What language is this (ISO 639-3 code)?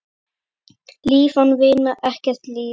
isl